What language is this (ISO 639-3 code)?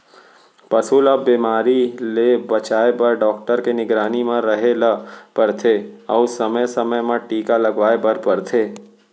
hne